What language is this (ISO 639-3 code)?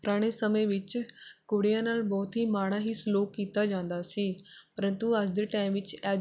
pan